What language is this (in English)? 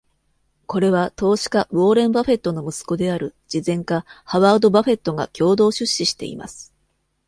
Japanese